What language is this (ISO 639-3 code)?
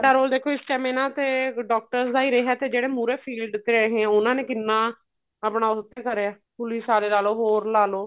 pan